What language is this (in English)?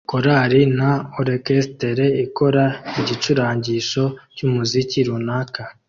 Kinyarwanda